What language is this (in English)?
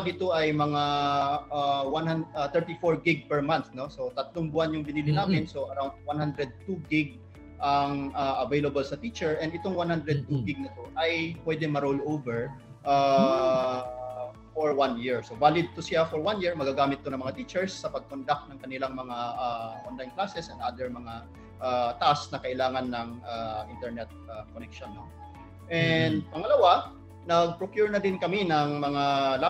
Filipino